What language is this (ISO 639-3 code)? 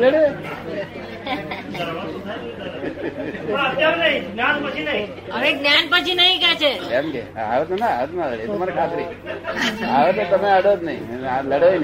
guj